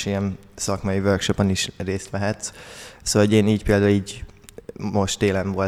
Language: Hungarian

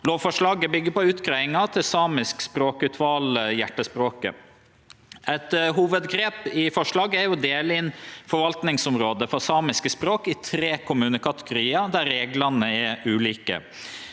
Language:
Norwegian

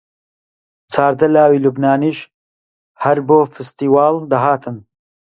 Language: Central Kurdish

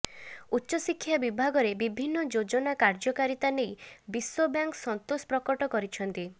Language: Odia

